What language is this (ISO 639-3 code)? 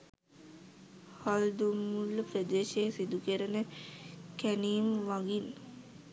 sin